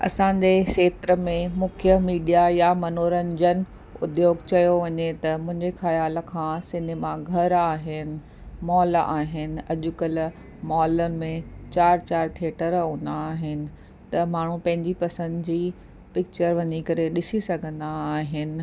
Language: Sindhi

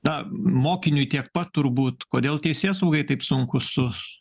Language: Lithuanian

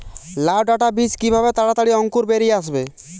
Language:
Bangla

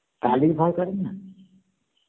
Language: Bangla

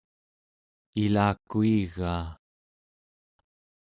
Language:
Central Yupik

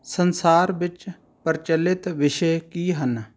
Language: Punjabi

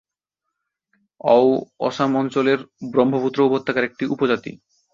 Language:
Bangla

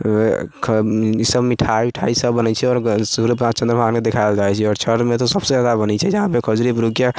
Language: Maithili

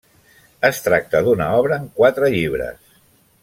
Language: Catalan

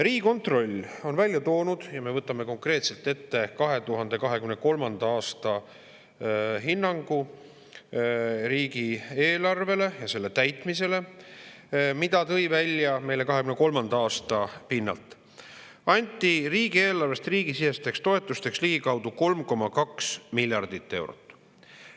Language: Estonian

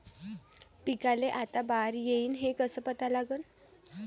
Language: Marathi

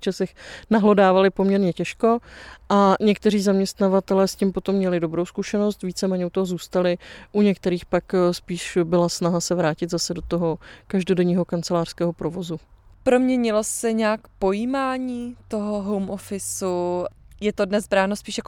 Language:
Czech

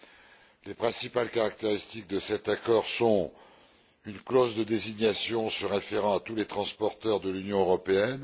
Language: French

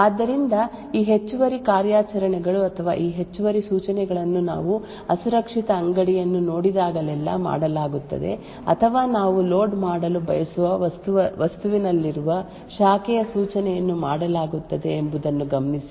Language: Kannada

